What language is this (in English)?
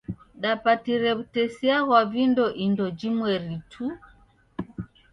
Taita